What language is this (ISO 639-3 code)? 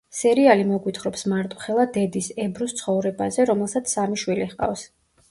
kat